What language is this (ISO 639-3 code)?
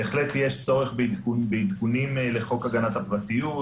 heb